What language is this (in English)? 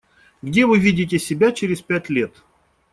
Russian